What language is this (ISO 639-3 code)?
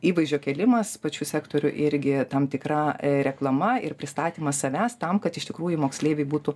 lit